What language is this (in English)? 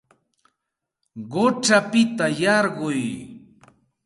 Santa Ana de Tusi Pasco Quechua